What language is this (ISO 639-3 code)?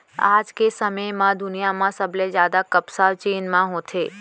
hne